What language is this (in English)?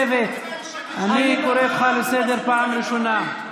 Hebrew